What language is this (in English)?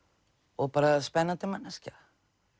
Icelandic